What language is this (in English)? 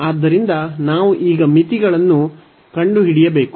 Kannada